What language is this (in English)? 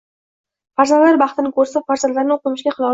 Uzbek